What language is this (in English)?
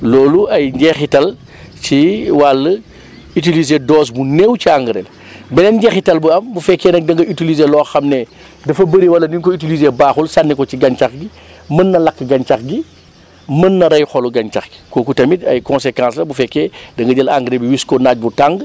Wolof